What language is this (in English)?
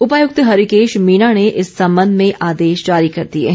Hindi